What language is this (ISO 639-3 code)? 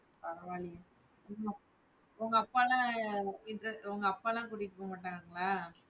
tam